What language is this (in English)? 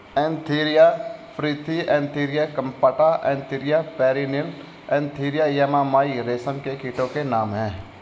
Hindi